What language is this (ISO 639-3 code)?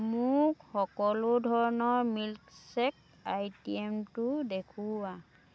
asm